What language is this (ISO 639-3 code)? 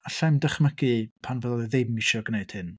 cym